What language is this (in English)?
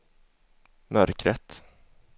Swedish